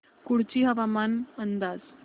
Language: Marathi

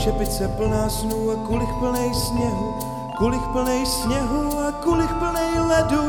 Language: Czech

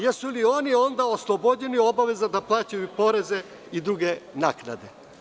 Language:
Serbian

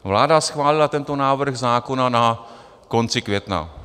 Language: Czech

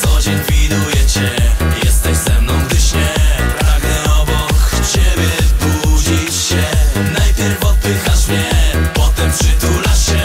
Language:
Polish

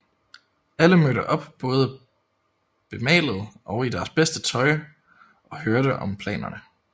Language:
Danish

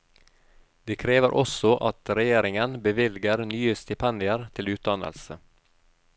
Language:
Norwegian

